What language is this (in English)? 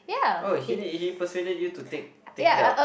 English